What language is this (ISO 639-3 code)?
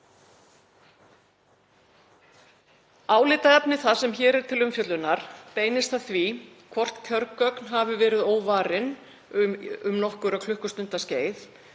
isl